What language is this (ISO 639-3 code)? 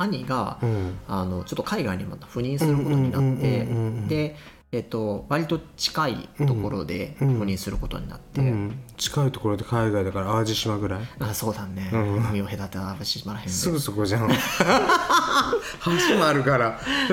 jpn